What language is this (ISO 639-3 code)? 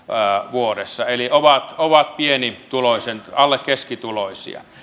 fin